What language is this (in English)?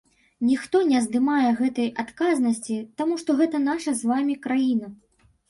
Belarusian